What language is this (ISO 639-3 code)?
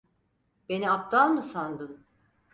tur